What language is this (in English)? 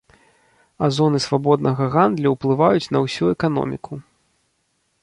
Belarusian